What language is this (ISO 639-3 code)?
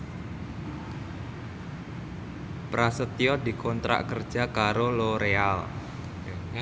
jav